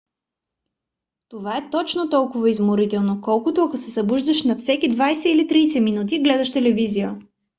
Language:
Bulgarian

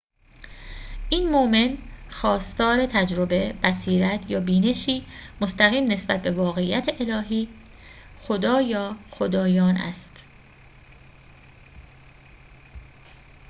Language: Persian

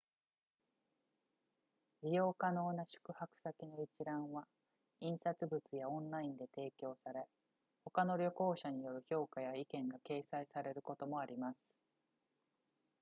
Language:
Japanese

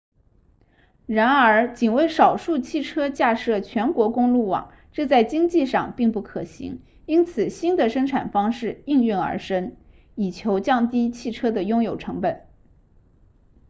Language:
Chinese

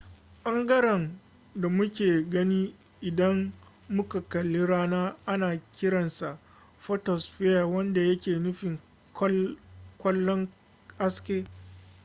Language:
Hausa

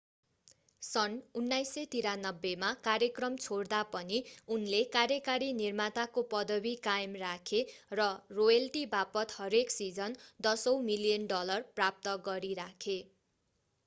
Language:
Nepali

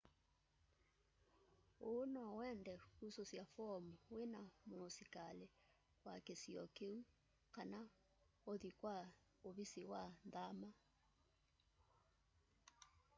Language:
Kamba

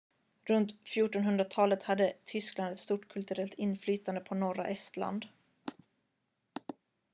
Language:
Swedish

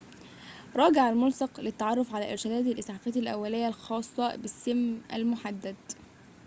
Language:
Arabic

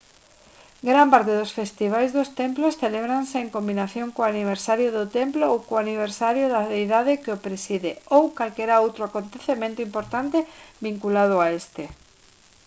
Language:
Galician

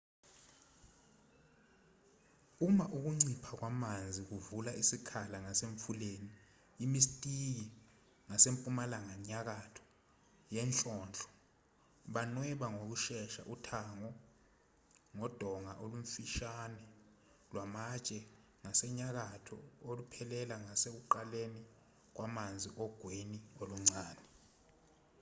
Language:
Zulu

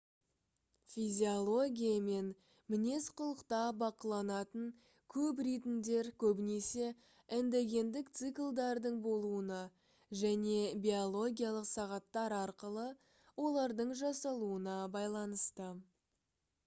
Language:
Kazakh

